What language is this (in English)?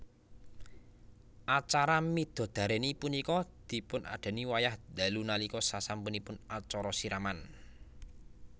Javanese